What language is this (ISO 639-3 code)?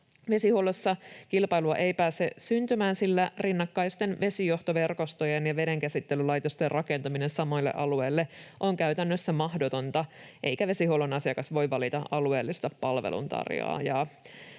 fin